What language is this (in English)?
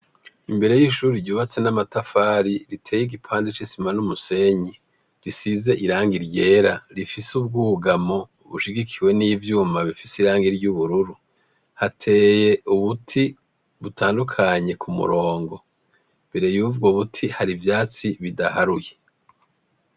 Rundi